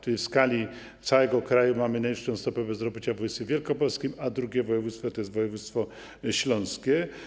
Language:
Polish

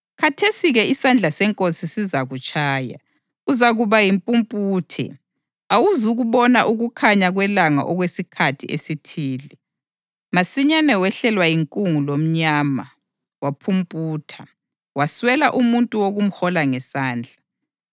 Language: North Ndebele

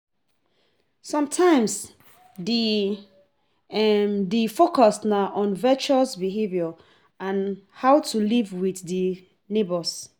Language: Nigerian Pidgin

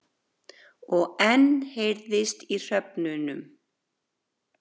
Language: Icelandic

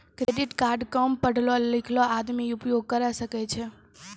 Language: Maithili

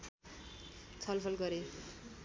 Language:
Nepali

